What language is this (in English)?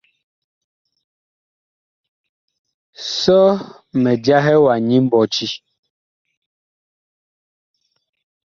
Bakoko